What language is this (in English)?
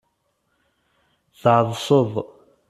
Kabyle